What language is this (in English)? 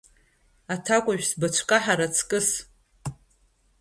Abkhazian